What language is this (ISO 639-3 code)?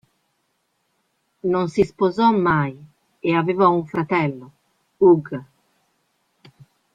ita